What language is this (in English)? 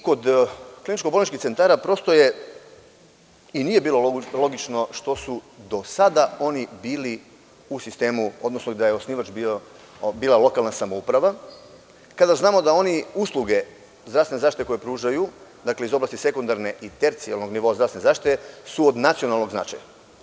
Serbian